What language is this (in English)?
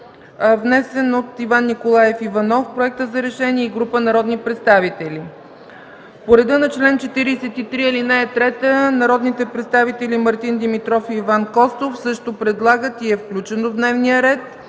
Bulgarian